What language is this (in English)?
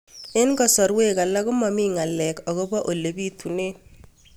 Kalenjin